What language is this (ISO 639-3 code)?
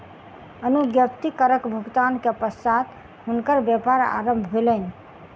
mai